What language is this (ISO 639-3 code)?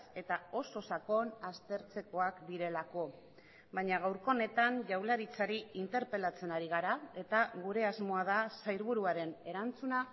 eus